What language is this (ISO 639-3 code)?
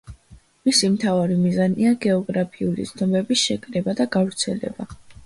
kat